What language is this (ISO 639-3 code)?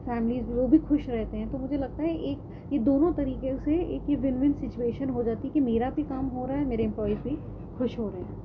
urd